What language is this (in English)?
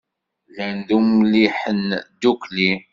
Kabyle